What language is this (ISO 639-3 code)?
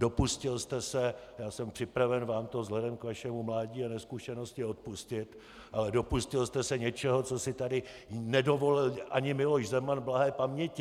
ces